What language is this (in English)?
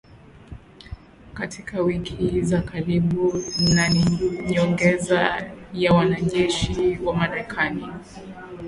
Swahili